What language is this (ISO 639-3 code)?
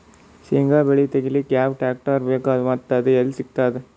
kan